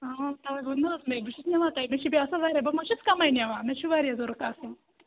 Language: Kashmiri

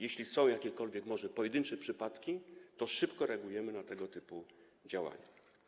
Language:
Polish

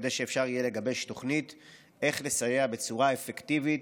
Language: Hebrew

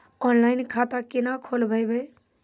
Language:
Maithili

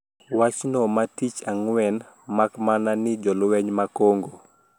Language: Luo (Kenya and Tanzania)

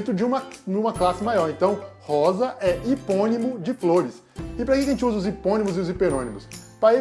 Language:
Portuguese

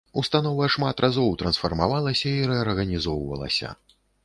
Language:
Belarusian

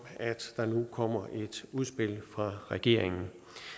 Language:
Danish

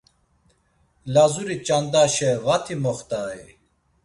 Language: Laz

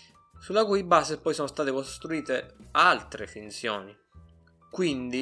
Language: Italian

